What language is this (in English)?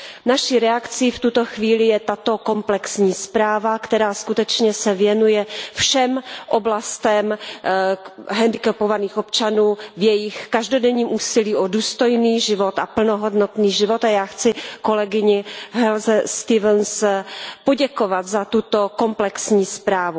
Czech